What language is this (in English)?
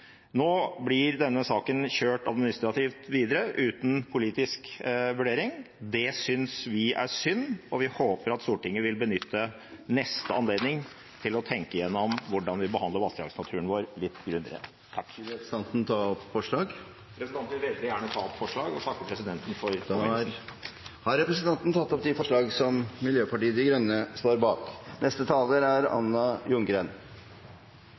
Norwegian